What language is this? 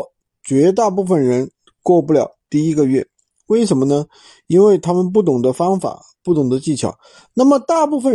Chinese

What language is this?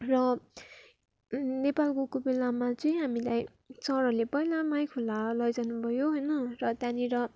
Nepali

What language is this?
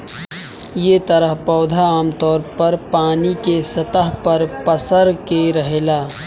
Bhojpuri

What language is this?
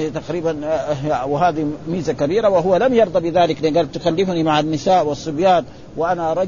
Arabic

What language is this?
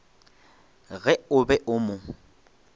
Northern Sotho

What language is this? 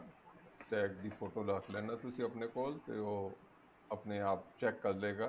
Punjabi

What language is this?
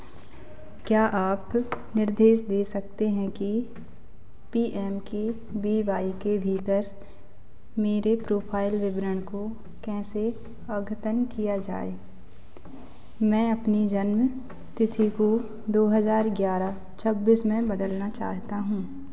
Hindi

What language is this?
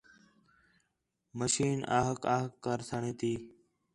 Khetrani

